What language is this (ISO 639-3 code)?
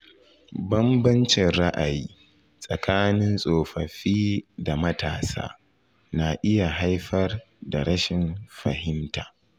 hau